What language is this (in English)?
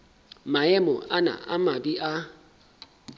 Southern Sotho